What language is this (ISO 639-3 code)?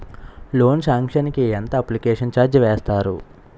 tel